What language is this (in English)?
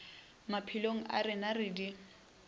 Northern Sotho